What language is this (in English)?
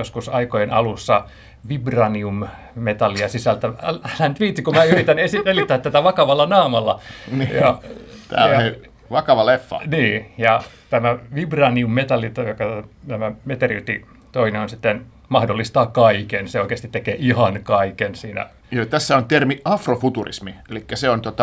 Finnish